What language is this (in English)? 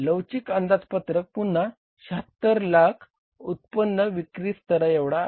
Marathi